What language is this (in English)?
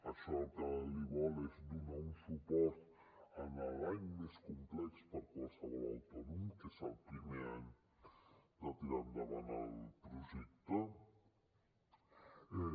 Catalan